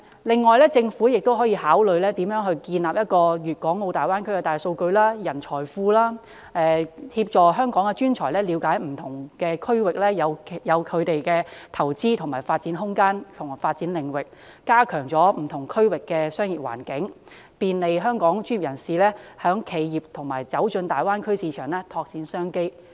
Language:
Cantonese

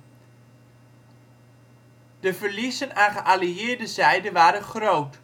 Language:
Dutch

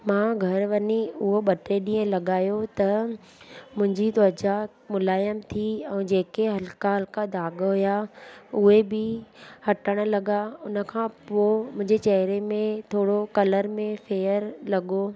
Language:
Sindhi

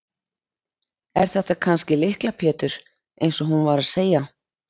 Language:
Icelandic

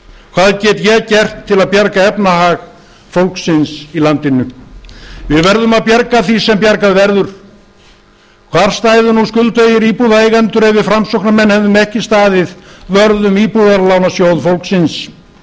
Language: Icelandic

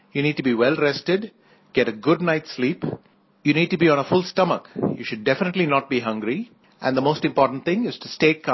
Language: Hindi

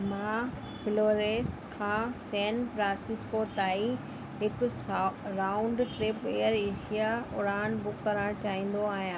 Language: Sindhi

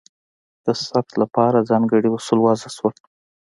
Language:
Pashto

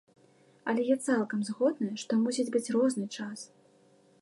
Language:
Belarusian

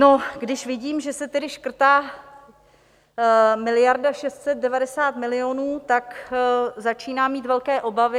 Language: Czech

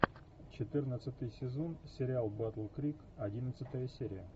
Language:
Russian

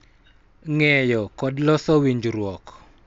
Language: Luo (Kenya and Tanzania)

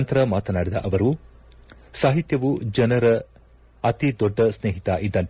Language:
Kannada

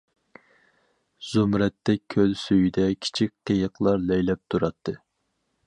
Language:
Uyghur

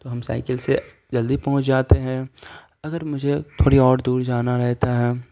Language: Urdu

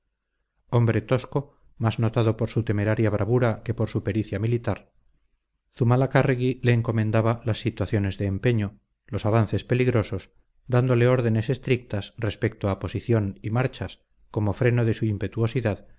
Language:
Spanish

